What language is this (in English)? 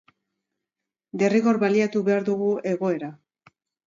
Basque